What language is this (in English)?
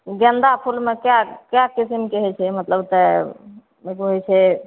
Maithili